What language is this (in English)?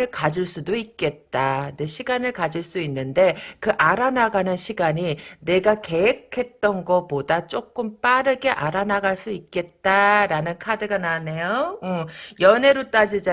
Korean